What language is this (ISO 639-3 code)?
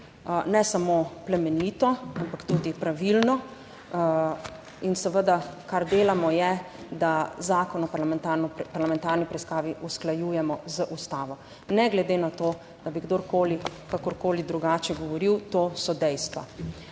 slv